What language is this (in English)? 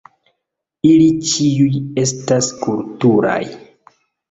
Esperanto